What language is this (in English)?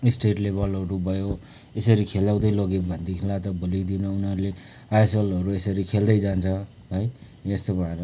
Nepali